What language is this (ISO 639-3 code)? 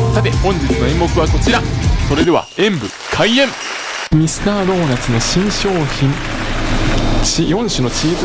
jpn